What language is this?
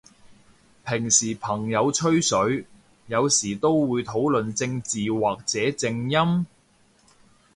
Cantonese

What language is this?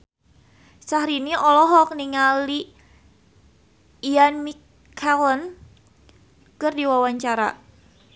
Sundanese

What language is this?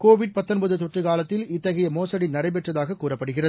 Tamil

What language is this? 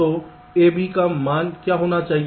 Hindi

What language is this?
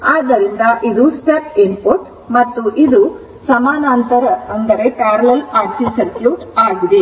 Kannada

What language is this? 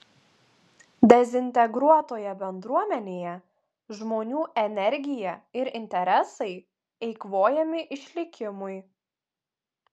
Lithuanian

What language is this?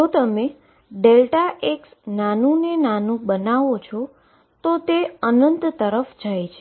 Gujarati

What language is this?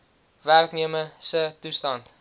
Afrikaans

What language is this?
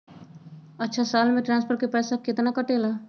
Magahi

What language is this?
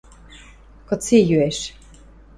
Western Mari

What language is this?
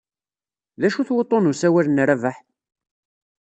Kabyle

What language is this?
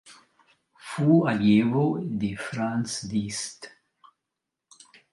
Italian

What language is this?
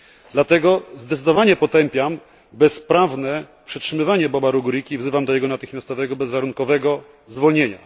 Polish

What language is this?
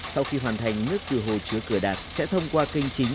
Vietnamese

